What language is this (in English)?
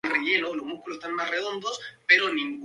Spanish